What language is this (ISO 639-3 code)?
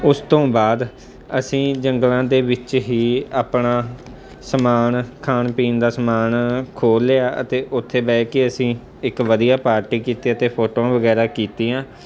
pan